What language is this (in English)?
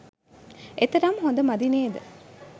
Sinhala